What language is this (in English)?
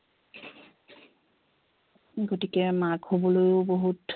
Assamese